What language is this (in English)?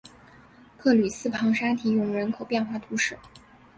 Chinese